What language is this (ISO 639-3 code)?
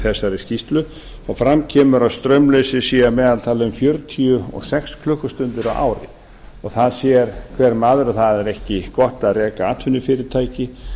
isl